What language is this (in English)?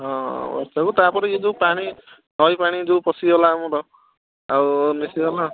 Odia